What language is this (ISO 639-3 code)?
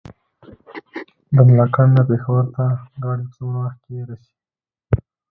pus